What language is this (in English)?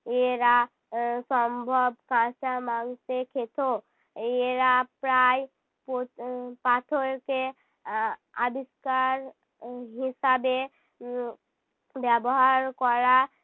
Bangla